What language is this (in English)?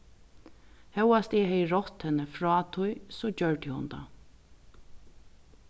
Faroese